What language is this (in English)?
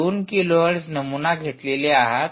Marathi